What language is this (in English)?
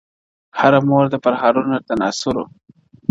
Pashto